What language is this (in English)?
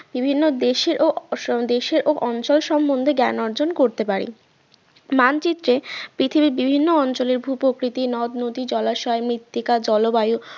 Bangla